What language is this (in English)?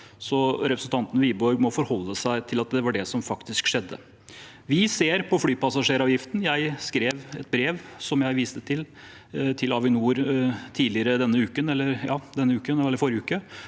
Norwegian